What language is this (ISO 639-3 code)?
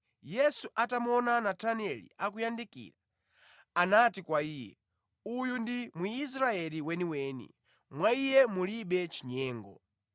nya